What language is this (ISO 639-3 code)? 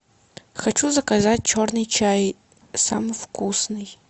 rus